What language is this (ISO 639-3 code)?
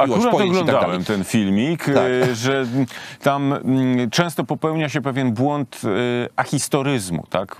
pol